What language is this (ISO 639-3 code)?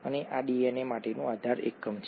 guj